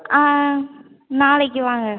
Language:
Tamil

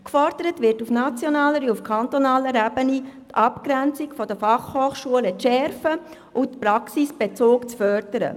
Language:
Swiss German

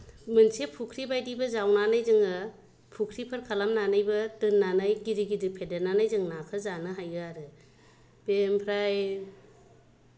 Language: Bodo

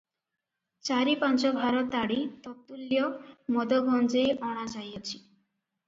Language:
Odia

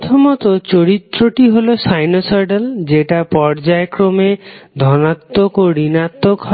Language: Bangla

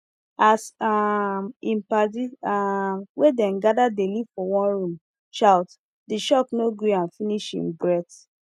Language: Nigerian Pidgin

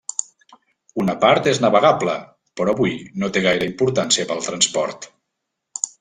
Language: Catalan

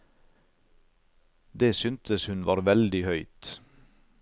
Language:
Norwegian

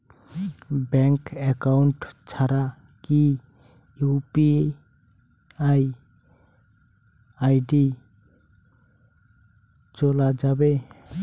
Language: Bangla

